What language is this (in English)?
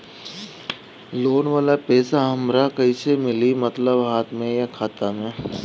Bhojpuri